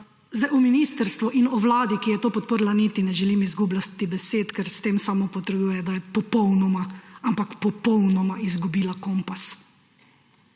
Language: Slovenian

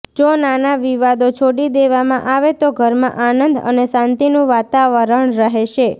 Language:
Gujarati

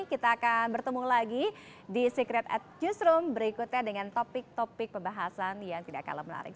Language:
Indonesian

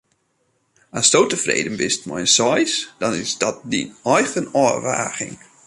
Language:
Western Frisian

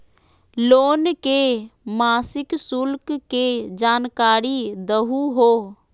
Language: Magahi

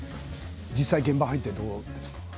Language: Japanese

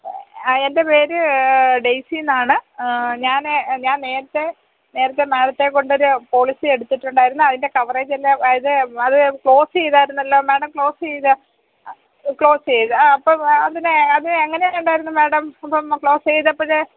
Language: Malayalam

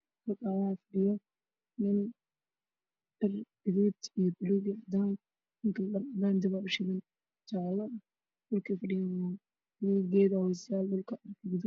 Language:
Somali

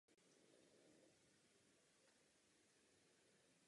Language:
Czech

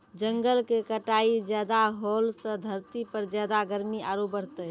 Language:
Maithili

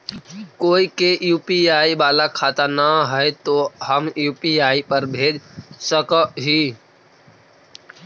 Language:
Magahi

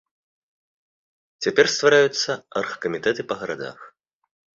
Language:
Belarusian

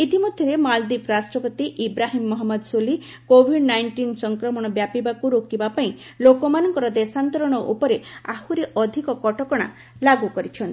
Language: Odia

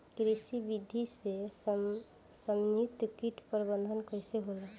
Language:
Bhojpuri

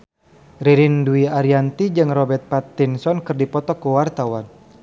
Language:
Sundanese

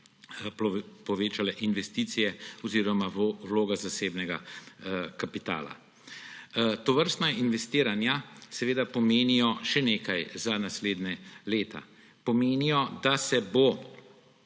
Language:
Slovenian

